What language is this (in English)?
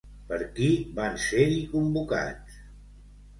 Catalan